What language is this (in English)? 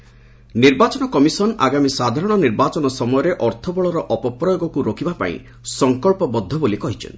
Odia